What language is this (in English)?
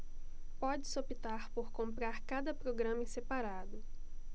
Portuguese